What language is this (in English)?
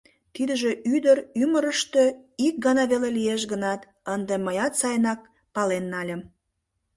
Mari